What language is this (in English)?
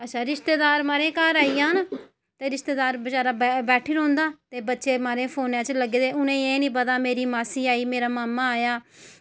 Dogri